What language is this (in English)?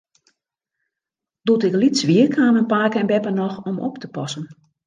Western Frisian